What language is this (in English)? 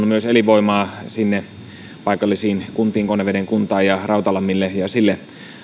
Finnish